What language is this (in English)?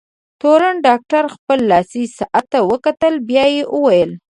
Pashto